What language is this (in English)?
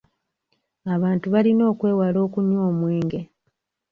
Ganda